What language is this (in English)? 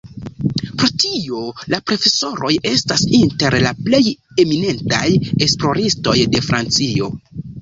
Esperanto